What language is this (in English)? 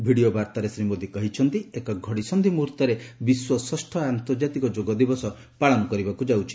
Odia